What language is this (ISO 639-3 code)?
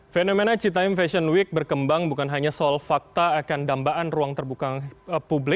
ind